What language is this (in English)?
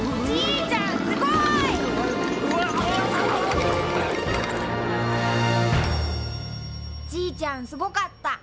Japanese